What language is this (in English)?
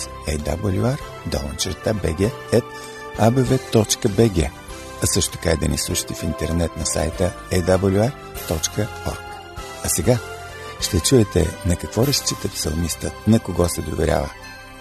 Bulgarian